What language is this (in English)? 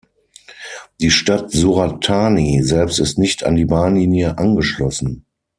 German